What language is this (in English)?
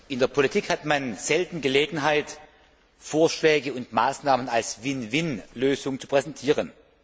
German